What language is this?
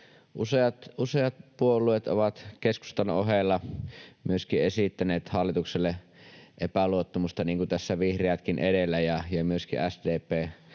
Finnish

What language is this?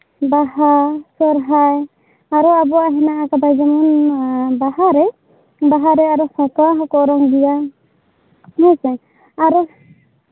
Santali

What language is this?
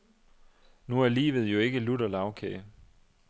Danish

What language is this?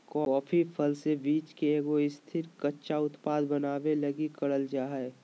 Magahi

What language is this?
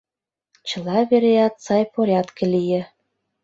Mari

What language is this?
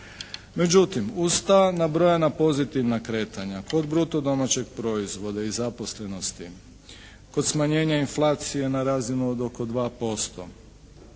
Croatian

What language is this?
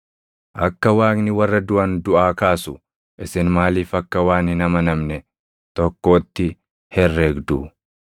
Oromo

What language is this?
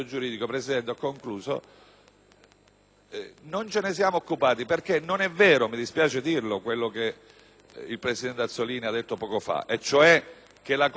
Italian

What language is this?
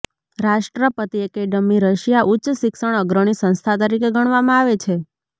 Gujarati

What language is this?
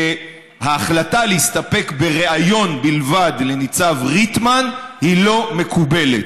Hebrew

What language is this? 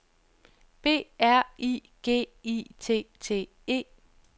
Danish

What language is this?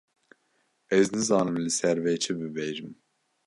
Kurdish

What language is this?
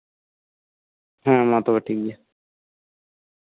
Santali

